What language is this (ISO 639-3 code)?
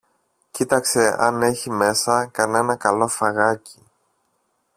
ell